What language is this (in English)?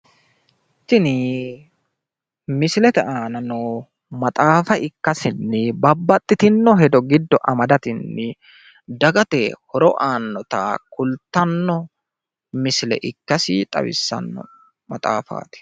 Sidamo